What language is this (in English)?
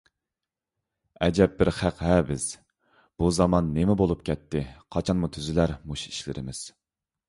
Uyghur